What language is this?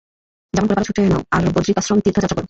Bangla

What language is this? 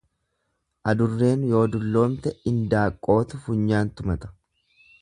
Oromo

